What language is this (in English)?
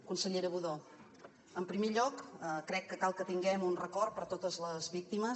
Catalan